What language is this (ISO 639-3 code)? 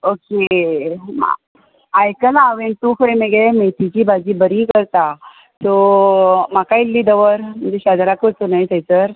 kok